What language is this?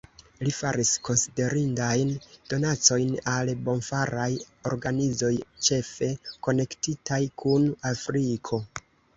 Esperanto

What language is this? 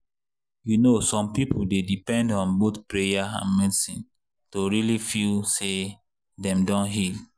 Nigerian Pidgin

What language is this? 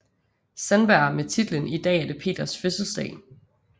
Danish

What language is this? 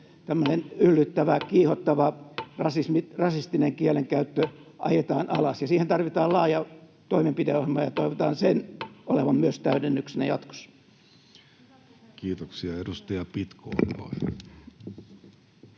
Finnish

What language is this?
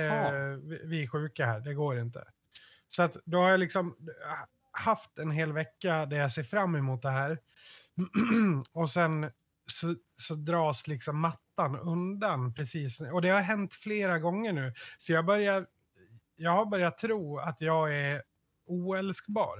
Swedish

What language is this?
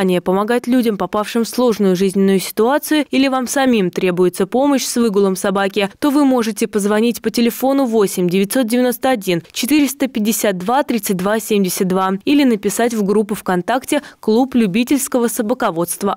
Russian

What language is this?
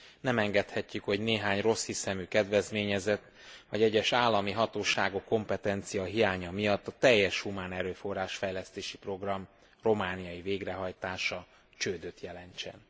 Hungarian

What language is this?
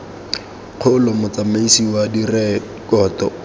Tswana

